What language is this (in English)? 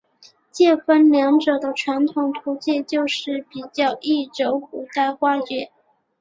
Chinese